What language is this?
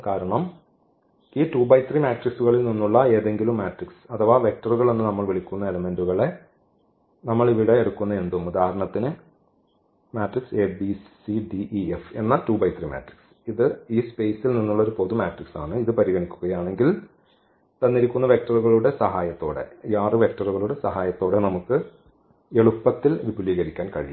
Malayalam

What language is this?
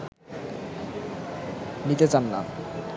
Bangla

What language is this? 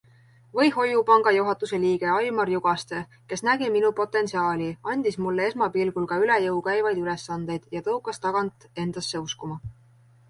Estonian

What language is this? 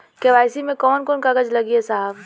Bhojpuri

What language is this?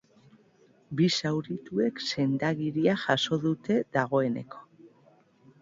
Basque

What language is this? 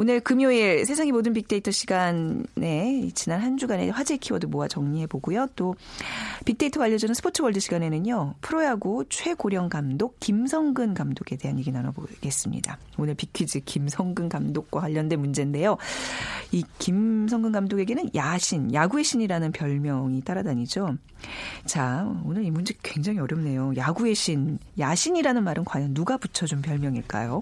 Korean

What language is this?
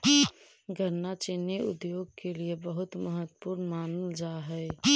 Magahi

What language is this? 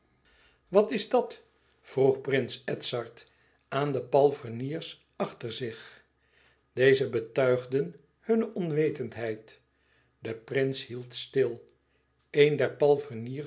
Dutch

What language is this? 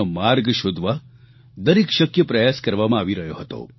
Gujarati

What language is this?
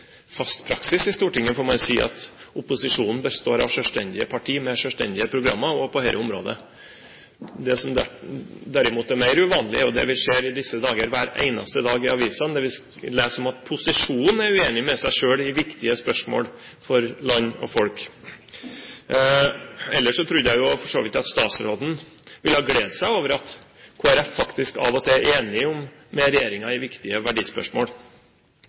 Norwegian Bokmål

